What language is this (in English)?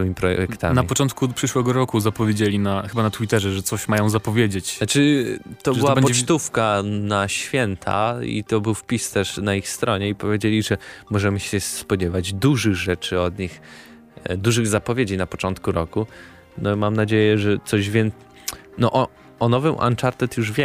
Polish